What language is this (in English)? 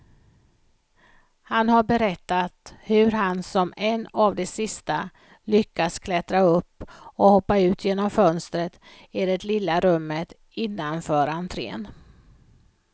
Swedish